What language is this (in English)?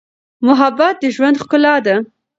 Pashto